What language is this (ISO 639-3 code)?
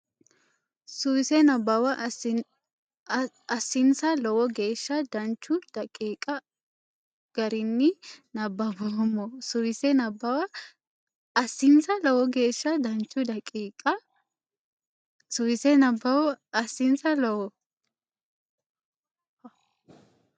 sid